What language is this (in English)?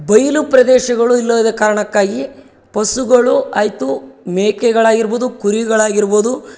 Kannada